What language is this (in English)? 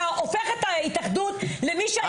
Hebrew